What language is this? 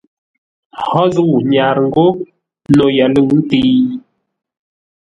Ngombale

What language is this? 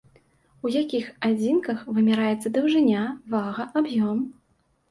Belarusian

